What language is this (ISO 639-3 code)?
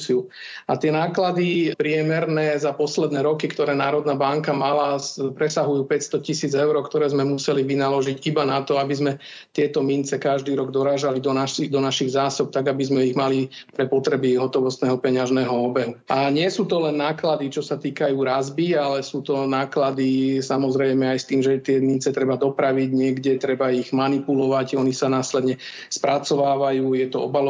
slk